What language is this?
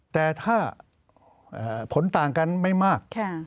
Thai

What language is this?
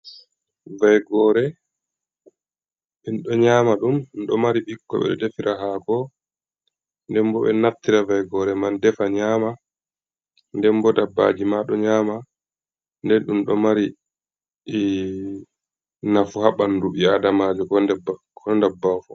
Fula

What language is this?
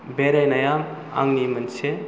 Bodo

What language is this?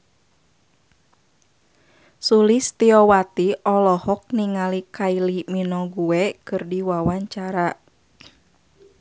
Sundanese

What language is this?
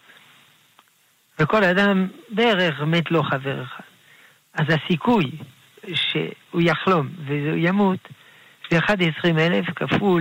Hebrew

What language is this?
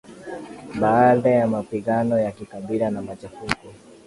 Swahili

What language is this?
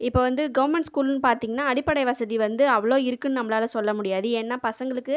Tamil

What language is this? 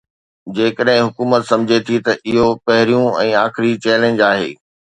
Sindhi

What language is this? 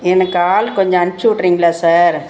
Tamil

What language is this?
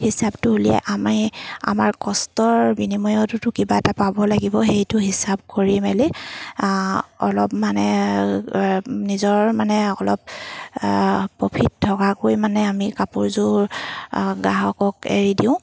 Assamese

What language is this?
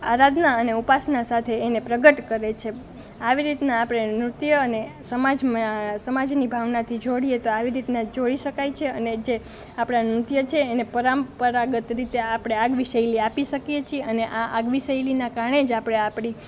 Gujarati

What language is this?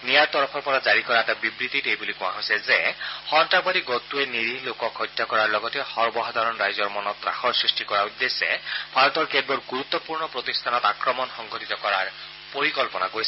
Assamese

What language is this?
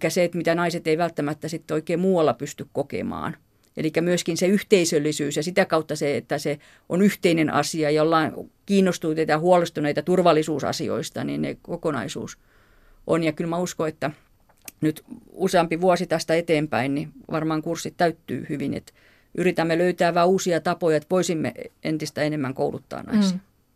Finnish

